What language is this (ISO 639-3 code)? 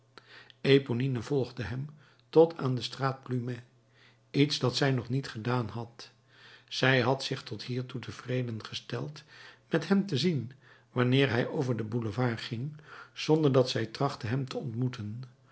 nld